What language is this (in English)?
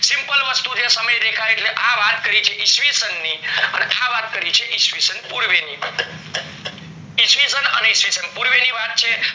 Gujarati